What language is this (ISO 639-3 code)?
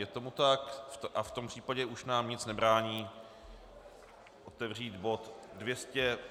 ces